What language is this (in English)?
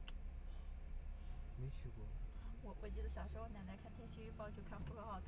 Chinese